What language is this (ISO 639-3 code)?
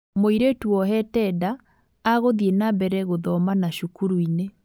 kik